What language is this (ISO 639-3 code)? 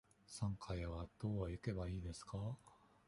jpn